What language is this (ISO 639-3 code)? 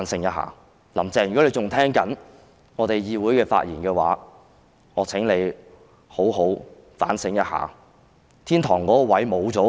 yue